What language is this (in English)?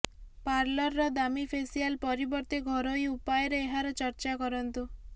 Odia